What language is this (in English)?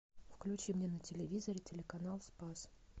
Russian